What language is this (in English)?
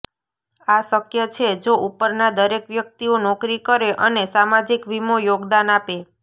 Gujarati